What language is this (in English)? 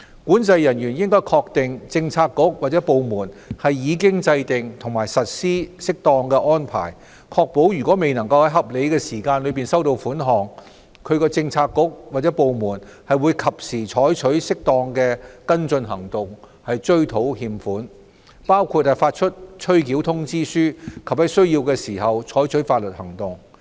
Cantonese